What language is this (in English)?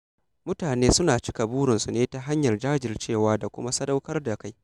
Hausa